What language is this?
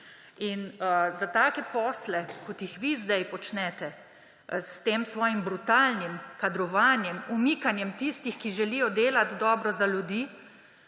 Slovenian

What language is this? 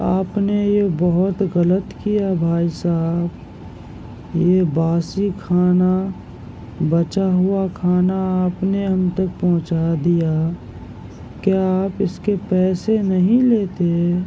Urdu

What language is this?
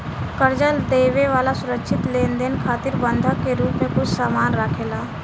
Bhojpuri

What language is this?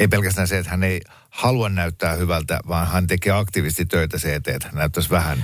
Finnish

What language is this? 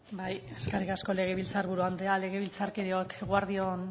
Basque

